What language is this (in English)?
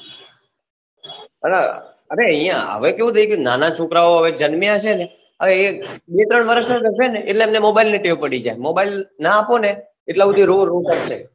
Gujarati